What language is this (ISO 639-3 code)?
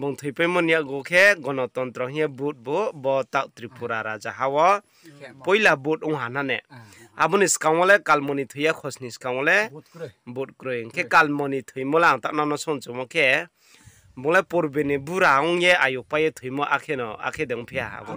tha